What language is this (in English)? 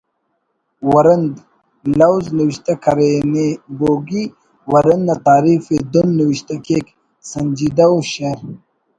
Brahui